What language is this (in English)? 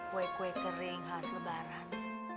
Indonesian